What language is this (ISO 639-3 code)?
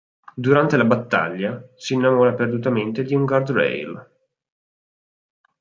ita